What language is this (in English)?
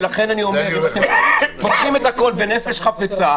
Hebrew